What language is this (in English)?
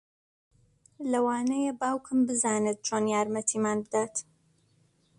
Central Kurdish